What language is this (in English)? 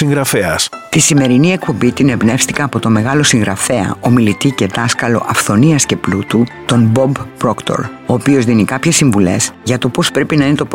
Greek